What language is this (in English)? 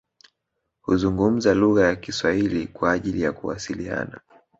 Swahili